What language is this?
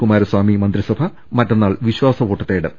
Malayalam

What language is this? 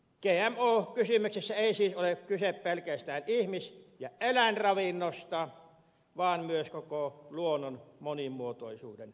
Finnish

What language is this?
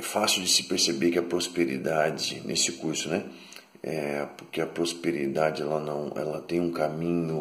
Portuguese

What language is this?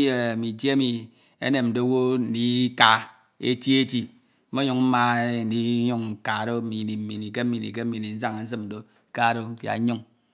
Ito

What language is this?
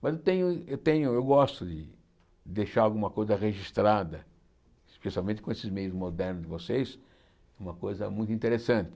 Portuguese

